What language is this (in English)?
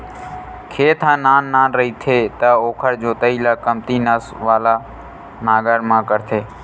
Chhattisgarhi